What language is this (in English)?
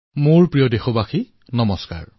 Assamese